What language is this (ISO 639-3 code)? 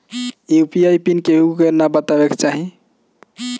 bho